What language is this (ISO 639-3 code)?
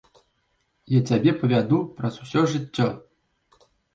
bel